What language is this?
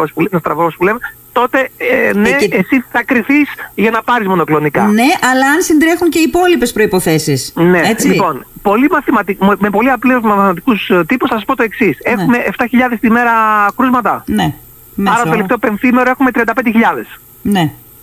Greek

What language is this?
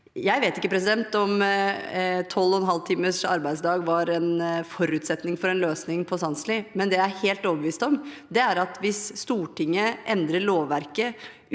Norwegian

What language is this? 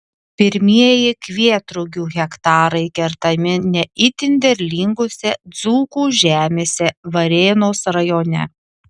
Lithuanian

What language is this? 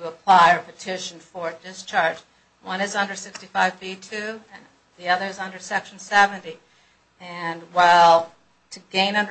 English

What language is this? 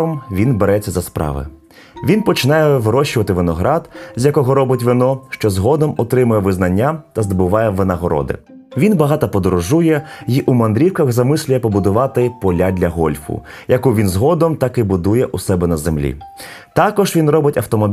Ukrainian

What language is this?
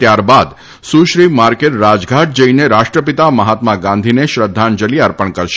Gujarati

